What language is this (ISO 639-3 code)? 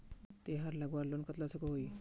mag